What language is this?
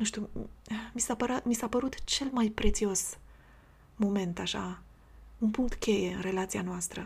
Romanian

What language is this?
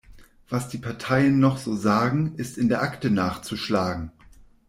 German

